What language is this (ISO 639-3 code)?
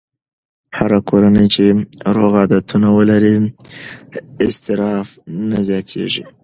pus